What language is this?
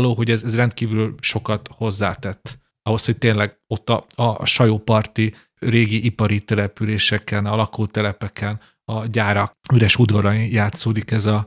Hungarian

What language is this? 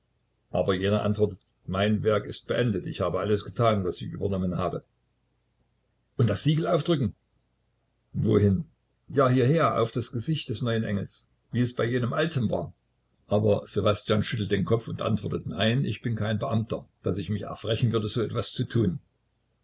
German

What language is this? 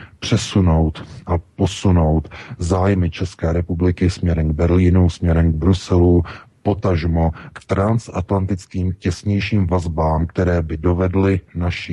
Czech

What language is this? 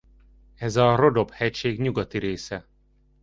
Hungarian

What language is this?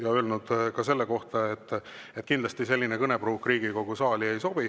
Estonian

